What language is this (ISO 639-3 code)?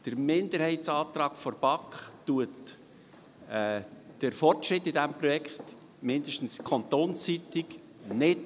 gsw